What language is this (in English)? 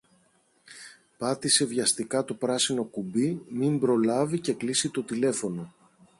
Greek